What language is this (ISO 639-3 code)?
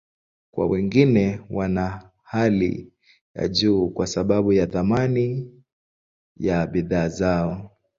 swa